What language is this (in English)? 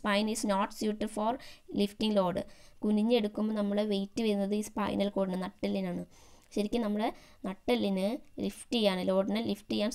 Thai